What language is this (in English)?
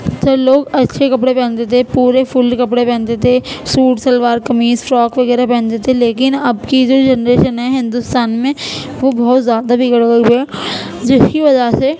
Urdu